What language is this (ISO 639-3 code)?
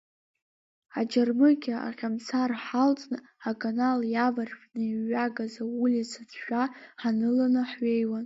abk